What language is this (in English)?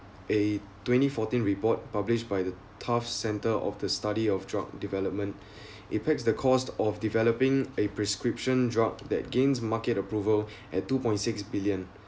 English